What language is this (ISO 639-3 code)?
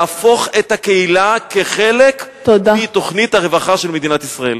heb